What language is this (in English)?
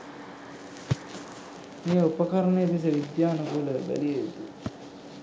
Sinhala